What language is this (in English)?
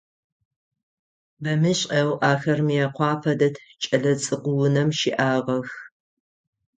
Adyghe